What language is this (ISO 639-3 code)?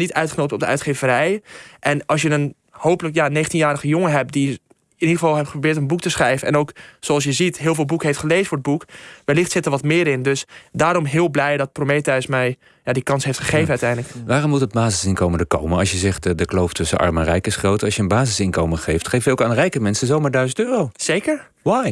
nld